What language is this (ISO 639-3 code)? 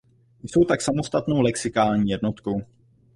ces